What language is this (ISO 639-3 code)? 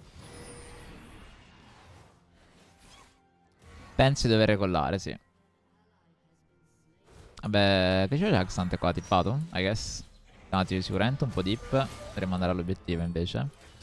ita